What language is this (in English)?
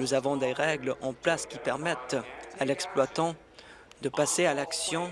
French